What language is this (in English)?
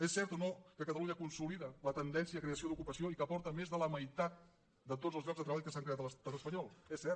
Catalan